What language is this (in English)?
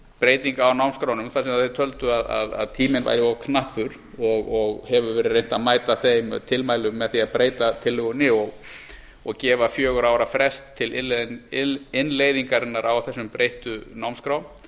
Icelandic